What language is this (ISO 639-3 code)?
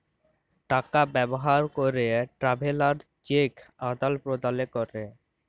ben